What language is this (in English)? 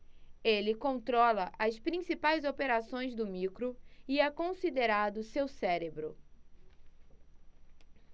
Portuguese